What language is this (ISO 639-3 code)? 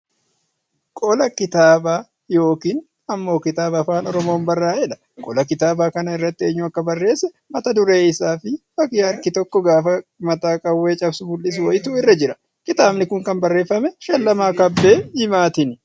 orm